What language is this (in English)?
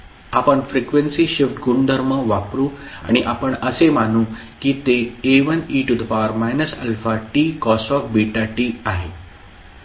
Marathi